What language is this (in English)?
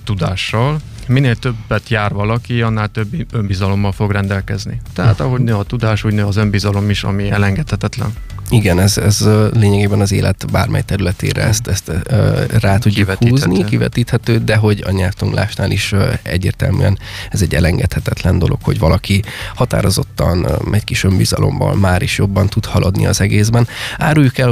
Hungarian